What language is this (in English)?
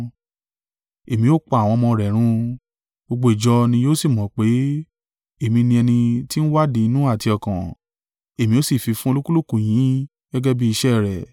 Yoruba